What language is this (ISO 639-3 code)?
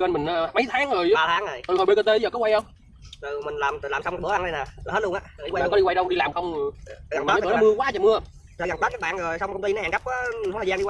vie